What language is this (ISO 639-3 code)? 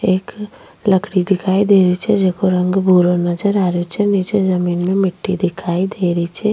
raj